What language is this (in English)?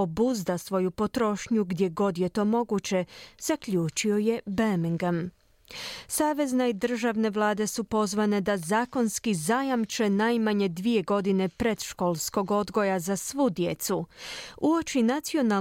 Croatian